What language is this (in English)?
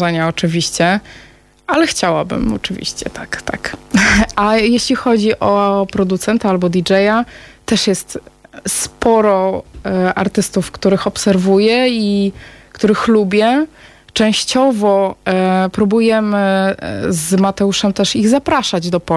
Polish